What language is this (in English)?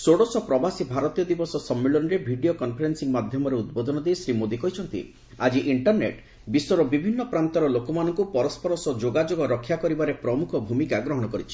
Odia